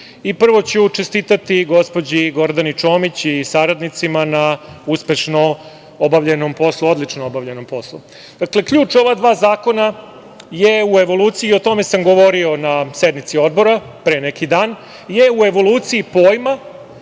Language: Serbian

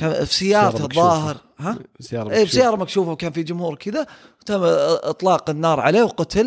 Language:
Arabic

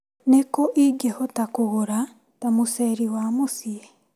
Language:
Kikuyu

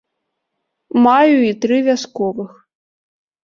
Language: Belarusian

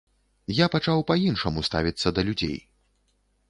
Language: Belarusian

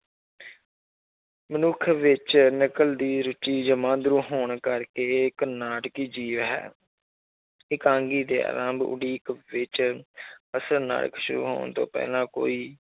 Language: Punjabi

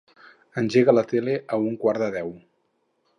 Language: Catalan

